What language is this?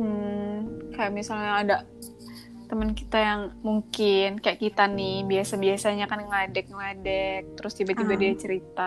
Indonesian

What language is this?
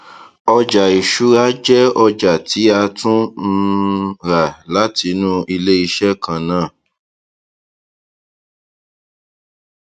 Yoruba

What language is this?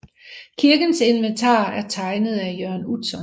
Danish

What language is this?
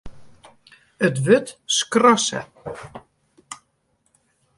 Western Frisian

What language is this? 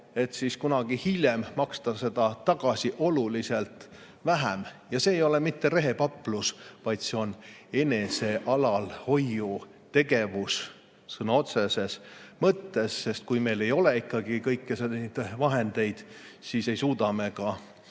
Estonian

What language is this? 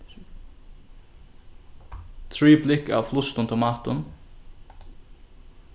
Faroese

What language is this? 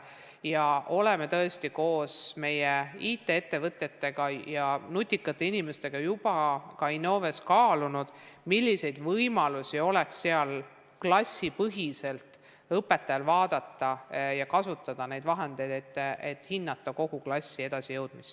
Estonian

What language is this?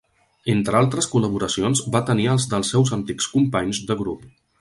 Catalan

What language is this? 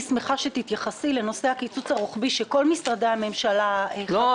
Hebrew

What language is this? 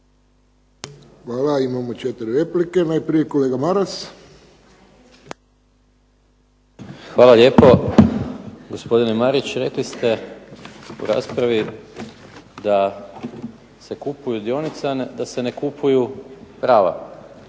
Croatian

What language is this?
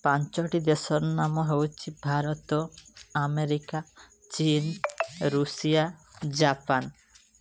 Odia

